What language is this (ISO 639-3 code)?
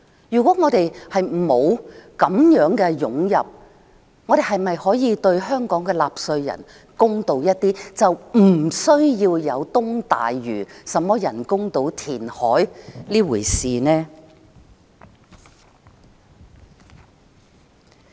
yue